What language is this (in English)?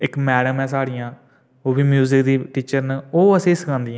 Dogri